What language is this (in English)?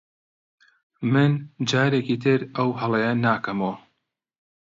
Central Kurdish